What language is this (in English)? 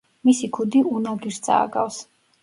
Georgian